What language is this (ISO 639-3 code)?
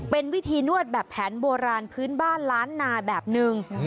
tha